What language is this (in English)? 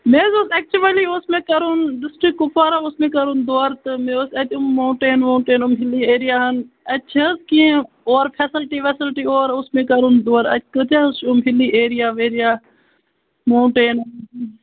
Kashmiri